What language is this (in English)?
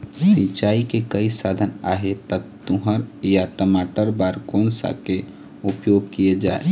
Chhattisgarhi